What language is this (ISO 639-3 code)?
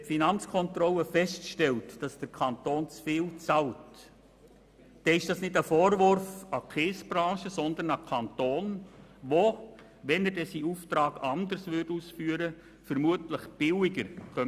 gsw